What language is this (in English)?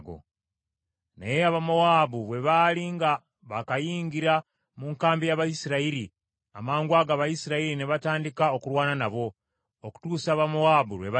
Ganda